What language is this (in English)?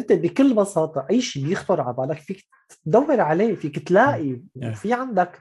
Arabic